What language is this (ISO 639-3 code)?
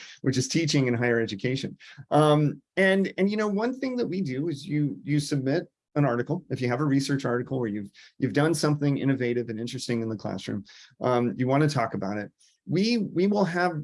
eng